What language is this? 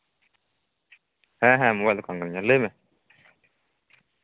Santali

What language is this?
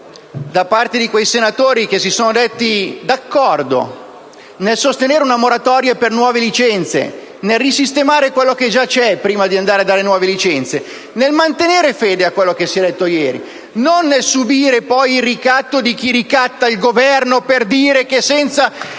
Italian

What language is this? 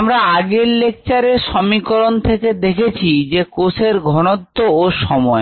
Bangla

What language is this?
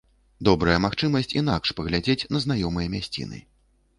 Belarusian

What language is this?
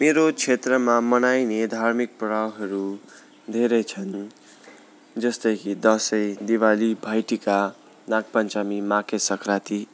Nepali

